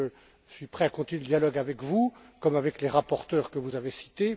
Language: French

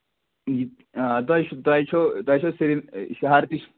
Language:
Kashmiri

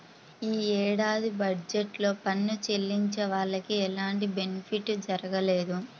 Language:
Telugu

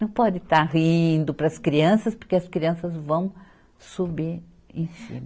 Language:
Portuguese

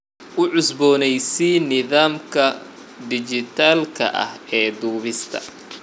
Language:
Somali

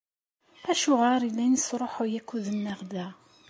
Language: Kabyle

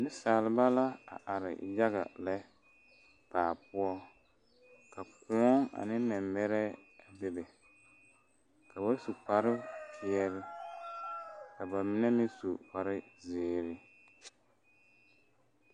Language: Southern Dagaare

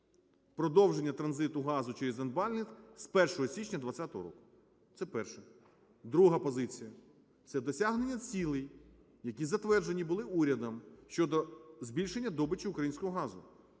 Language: Ukrainian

